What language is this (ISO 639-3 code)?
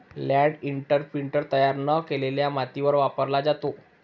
mar